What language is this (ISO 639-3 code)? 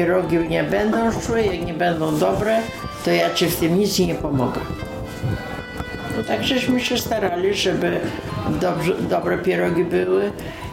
pol